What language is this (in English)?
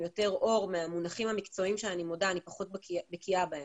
Hebrew